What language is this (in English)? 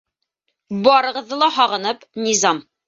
Bashkir